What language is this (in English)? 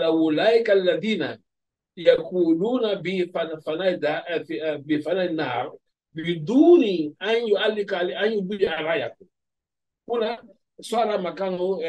Arabic